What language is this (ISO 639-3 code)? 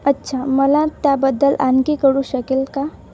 mar